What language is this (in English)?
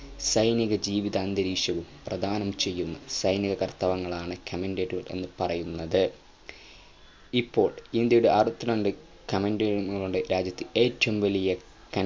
Malayalam